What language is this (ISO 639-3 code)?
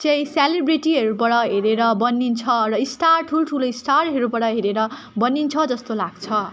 nep